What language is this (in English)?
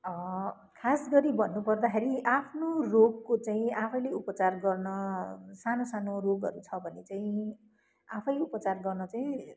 Nepali